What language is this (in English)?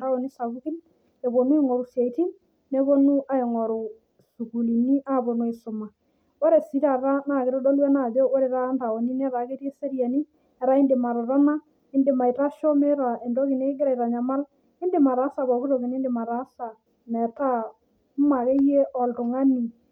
Masai